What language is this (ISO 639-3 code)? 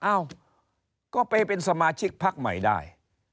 tha